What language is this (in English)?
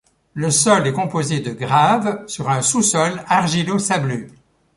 French